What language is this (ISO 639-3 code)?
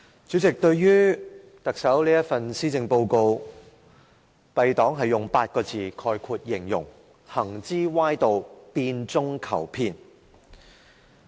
yue